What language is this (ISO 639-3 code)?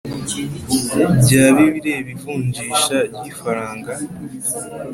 kin